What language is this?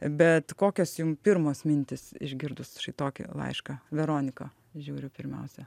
Lithuanian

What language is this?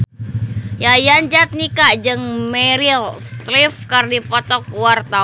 Sundanese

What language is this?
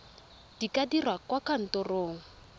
Tswana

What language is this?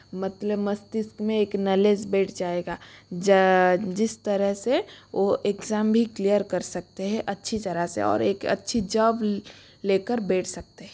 Hindi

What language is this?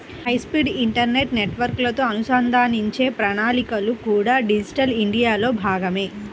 Telugu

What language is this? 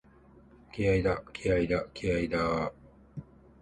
Japanese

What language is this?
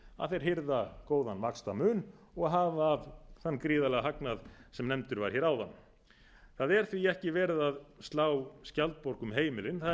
Icelandic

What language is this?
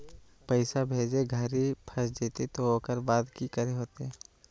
Magahi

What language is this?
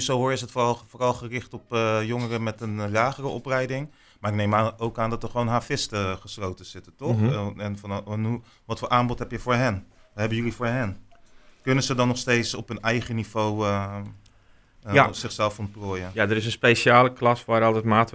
Dutch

